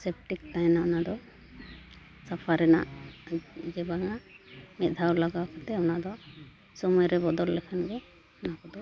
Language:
Santali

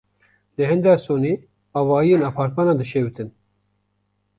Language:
Kurdish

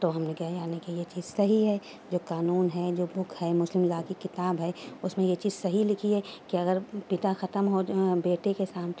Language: Urdu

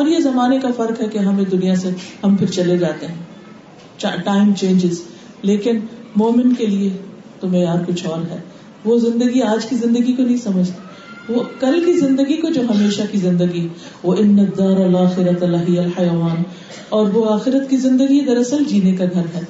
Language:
Urdu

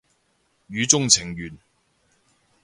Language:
Cantonese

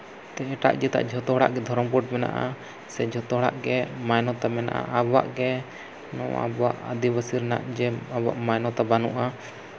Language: Santali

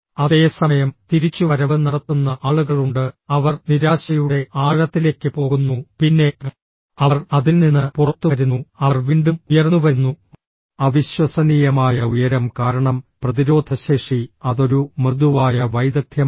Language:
Malayalam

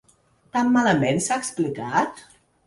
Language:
Catalan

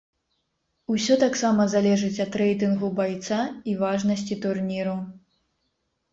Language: Belarusian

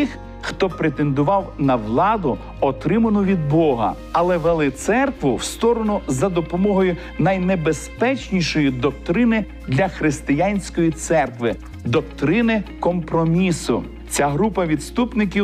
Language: Ukrainian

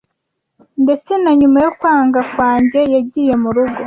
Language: Kinyarwanda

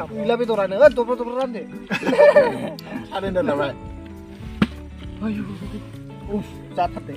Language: Thai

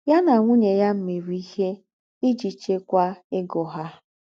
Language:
Igbo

